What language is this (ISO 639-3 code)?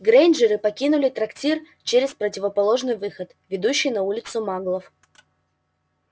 rus